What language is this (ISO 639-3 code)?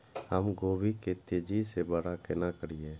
mai